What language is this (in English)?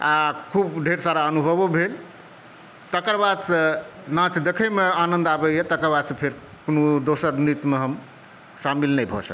Maithili